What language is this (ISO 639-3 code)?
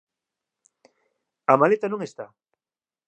glg